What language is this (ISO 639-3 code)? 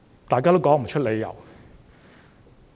yue